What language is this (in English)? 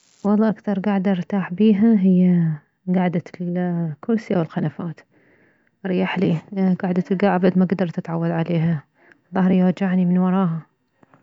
Mesopotamian Arabic